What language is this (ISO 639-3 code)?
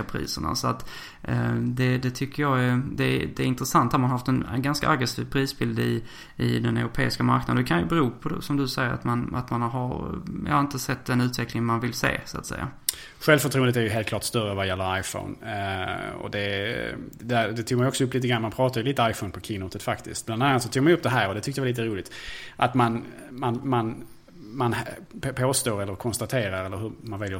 swe